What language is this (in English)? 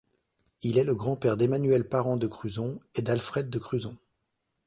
French